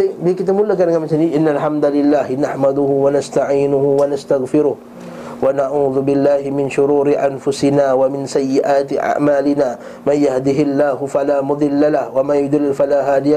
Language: Malay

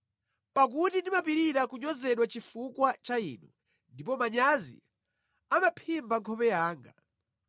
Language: Nyanja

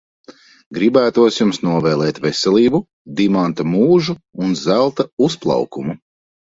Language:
Latvian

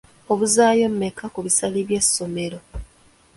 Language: Ganda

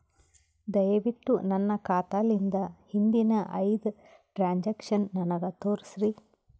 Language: Kannada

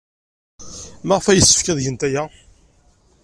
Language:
Kabyle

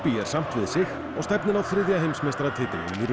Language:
Icelandic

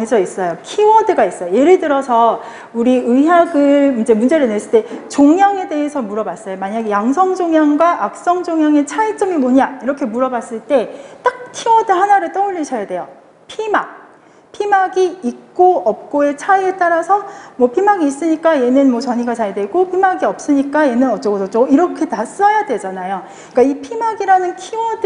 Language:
Korean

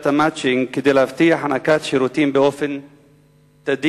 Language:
Hebrew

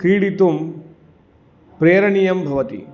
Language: Sanskrit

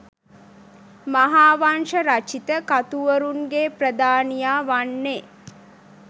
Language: Sinhala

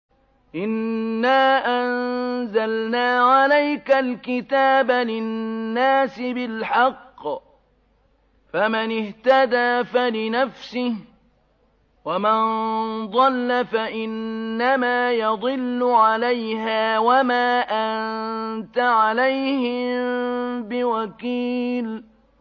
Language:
Arabic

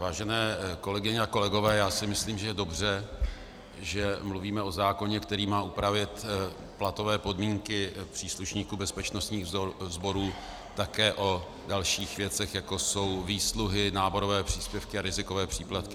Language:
Czech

